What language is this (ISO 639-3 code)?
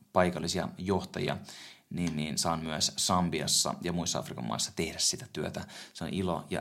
fin